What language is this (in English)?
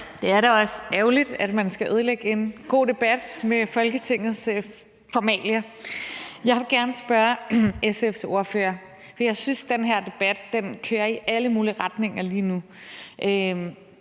Danish